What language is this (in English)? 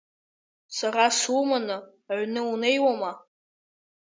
Abkhazian